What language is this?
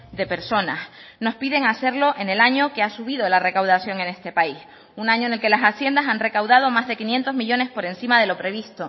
Spanish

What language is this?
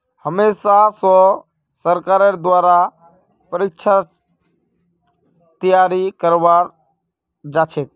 Magahi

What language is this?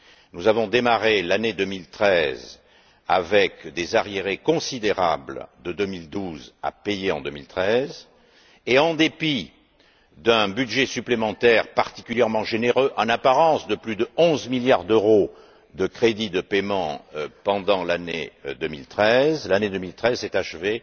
French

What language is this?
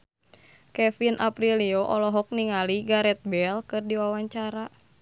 Sundanese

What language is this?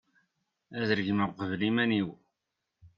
Kabyle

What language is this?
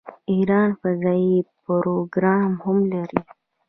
Pashto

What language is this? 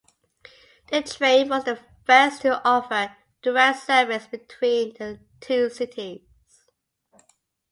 English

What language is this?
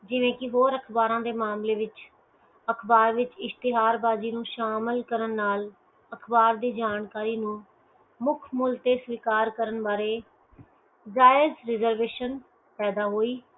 Punjabi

